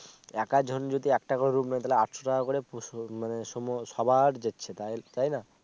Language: Bangla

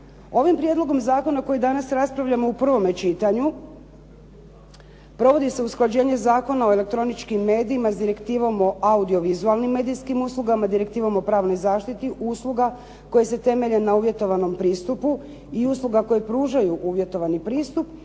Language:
Croatian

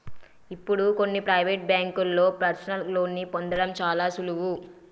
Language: Telugu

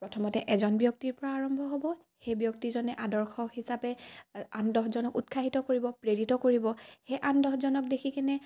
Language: Assamese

